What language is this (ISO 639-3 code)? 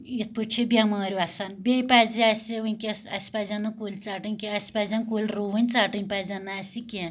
kas